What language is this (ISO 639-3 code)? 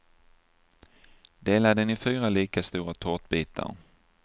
swe